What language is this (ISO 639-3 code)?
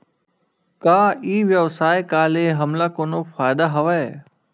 hne